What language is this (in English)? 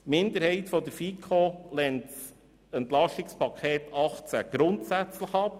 Swiss German